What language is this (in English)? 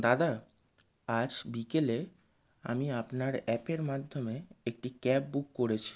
Bangla